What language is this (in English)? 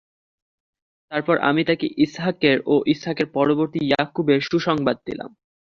Bangla